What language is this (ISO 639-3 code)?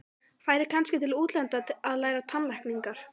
isl